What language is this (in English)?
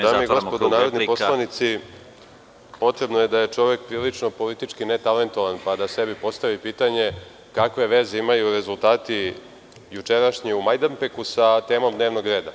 Serbian